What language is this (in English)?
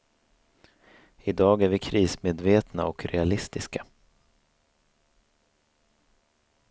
Swedish